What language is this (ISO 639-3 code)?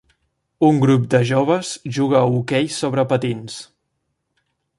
cat